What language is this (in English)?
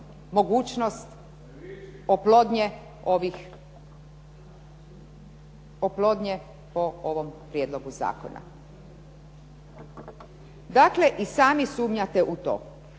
Croatian